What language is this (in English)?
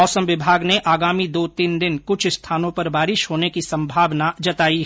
Hindi